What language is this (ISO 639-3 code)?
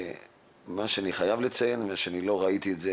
heb